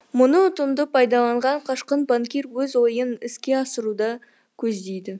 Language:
Kazakh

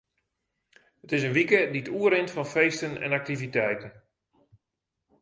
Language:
Western Frisian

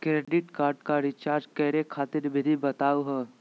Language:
Magahi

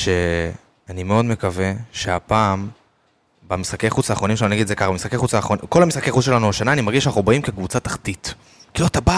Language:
Hebrew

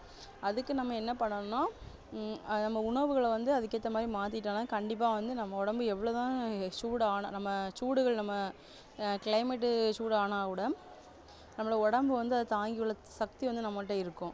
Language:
Tamil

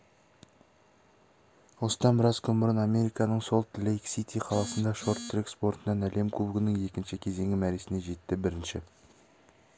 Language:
Kazakh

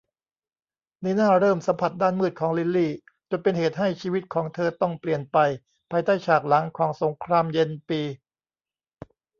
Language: Thai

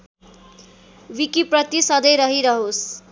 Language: Nepali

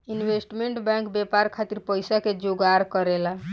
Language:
Bhojpuri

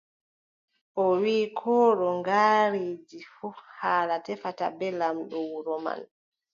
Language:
Adamawa Fulfulde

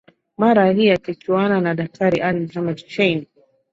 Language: Swahili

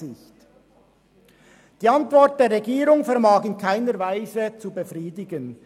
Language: Swiss German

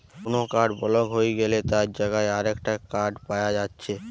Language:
Bangla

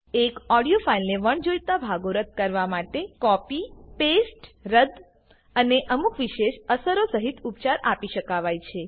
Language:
Gujarati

